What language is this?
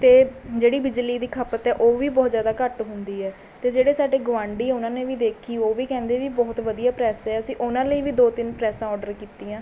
Punjabi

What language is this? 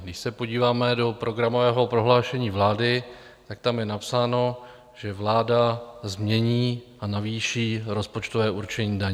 Czech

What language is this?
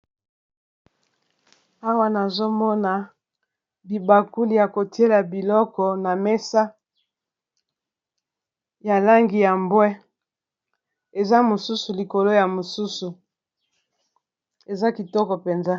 Lingala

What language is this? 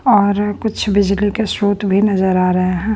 Hindi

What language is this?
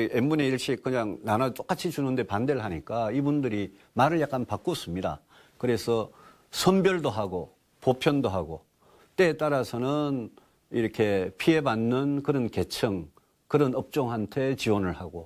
Korean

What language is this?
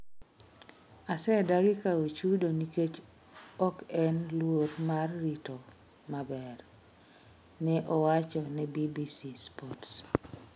Luo (Kenya and Tanzania)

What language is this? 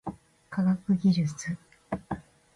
Japanese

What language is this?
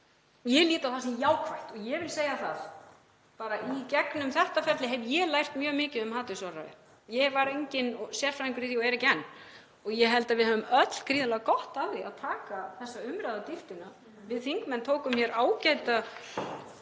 Icelandic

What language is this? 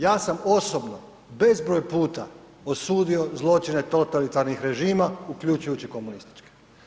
Croatian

